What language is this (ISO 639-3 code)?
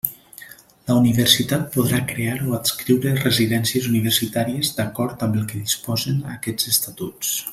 cat